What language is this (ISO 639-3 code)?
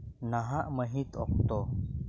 sat